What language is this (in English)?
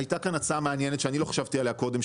Hebrew